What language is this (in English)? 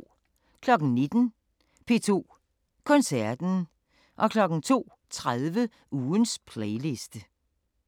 Danish